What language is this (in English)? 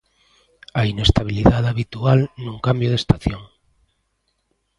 Galician